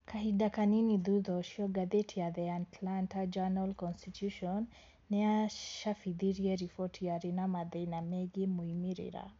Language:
Kikuyu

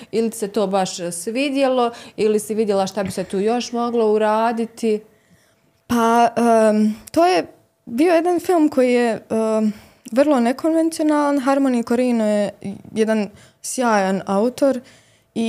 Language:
Croatian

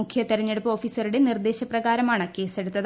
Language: Malayalam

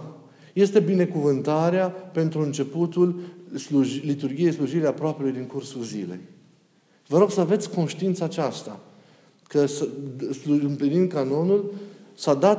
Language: Romanian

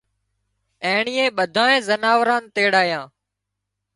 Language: Wadiyara Koli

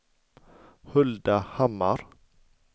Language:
Swedish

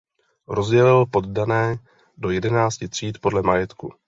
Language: Czech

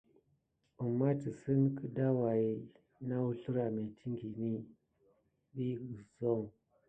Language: Gidar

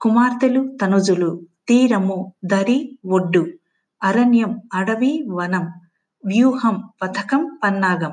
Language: Telugu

